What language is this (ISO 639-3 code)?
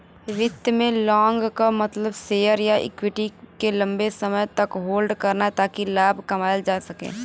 bho